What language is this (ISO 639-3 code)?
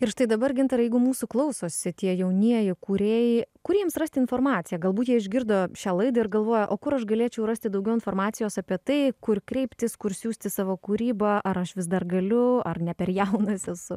lit